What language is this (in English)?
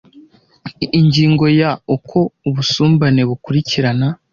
Kinyarwanda